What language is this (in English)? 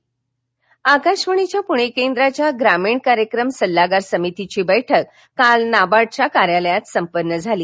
Marathi